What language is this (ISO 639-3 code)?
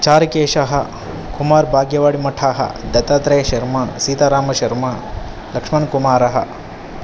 san